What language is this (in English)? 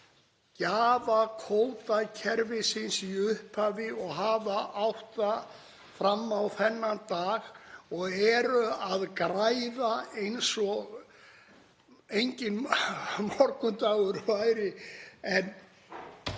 Icelandic